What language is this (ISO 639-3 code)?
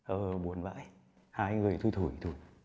vie